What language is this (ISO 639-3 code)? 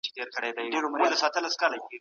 pus